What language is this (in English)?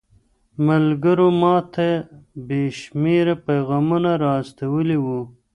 Pashto